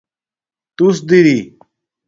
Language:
Domaaki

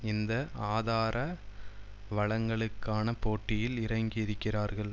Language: Tamil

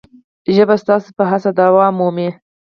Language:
Pashto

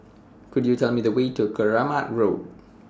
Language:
English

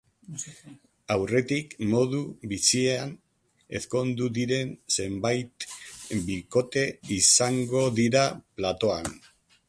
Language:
Basque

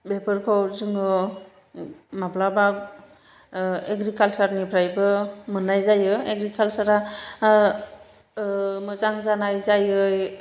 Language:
Bodo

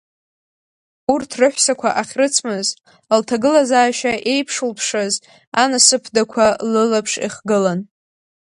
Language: Abkhazian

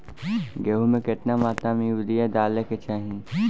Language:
Bhojpuri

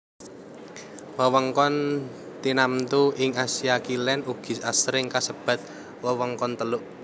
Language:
Javanese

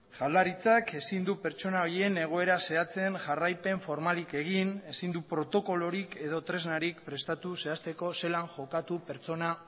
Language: Basque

